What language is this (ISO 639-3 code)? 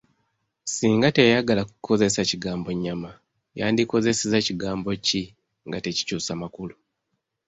lug